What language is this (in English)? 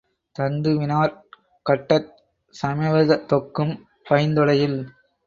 Tamil